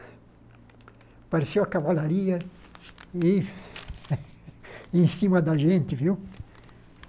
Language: Portuguese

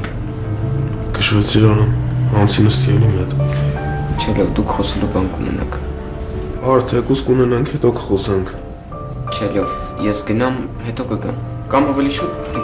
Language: Romanian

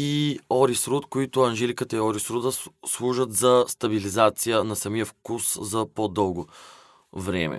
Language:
Bulgarian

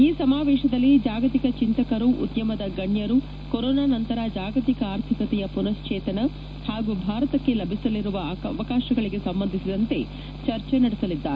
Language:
Kannada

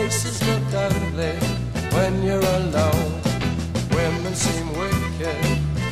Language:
Italian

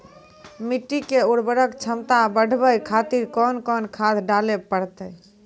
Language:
Maithili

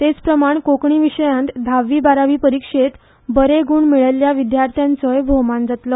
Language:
Konkani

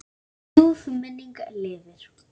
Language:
Icelandic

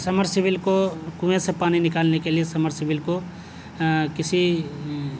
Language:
Urdu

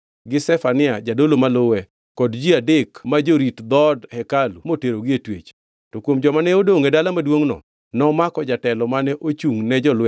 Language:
Luo (Kenya and Tanzania)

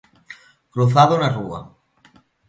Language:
Galician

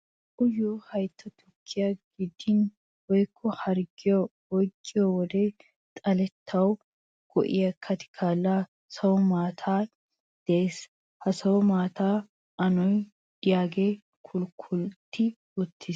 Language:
Wolaytta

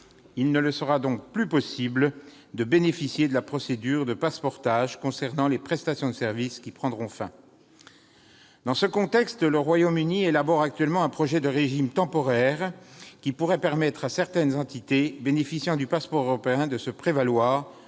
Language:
French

